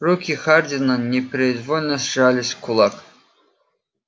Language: Russian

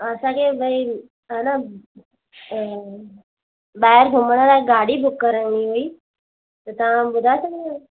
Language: Sindhi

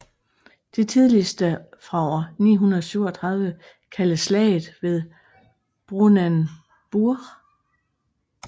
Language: Danish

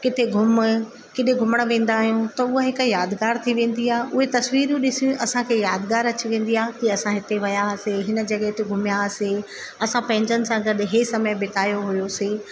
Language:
Sindhi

